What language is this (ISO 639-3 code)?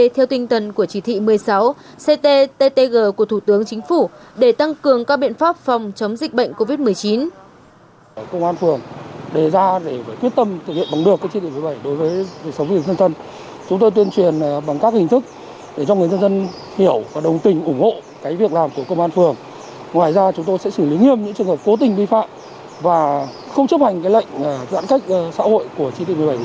vie